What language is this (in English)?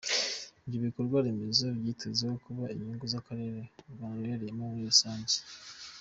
Kinyarwanda